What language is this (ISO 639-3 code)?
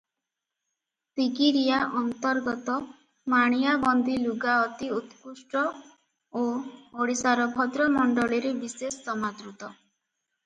ori